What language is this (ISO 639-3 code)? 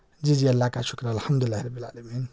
urd